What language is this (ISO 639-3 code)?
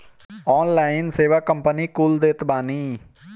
bho